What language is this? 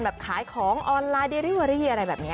Thai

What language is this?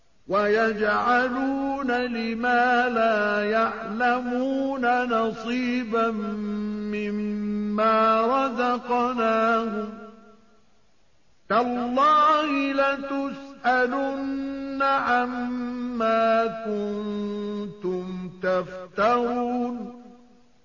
Arabic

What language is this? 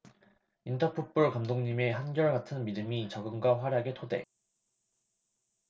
Korean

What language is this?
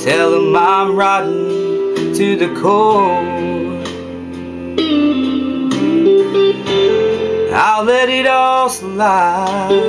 English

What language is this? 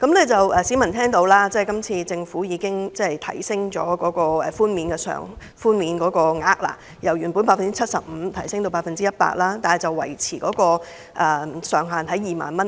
Cantonese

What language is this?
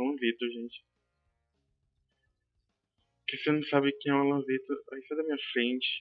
Portuguese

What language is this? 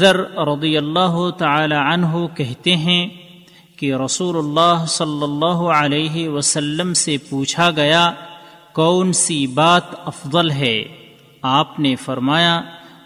Urdu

